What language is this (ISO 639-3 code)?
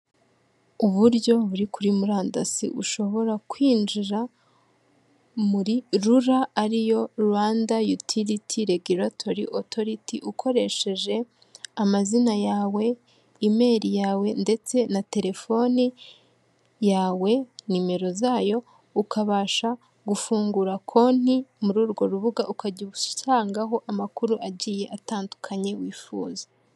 kin